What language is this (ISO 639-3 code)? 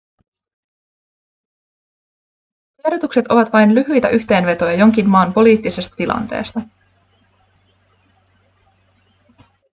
fin